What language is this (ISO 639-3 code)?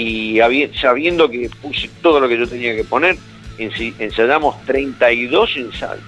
spa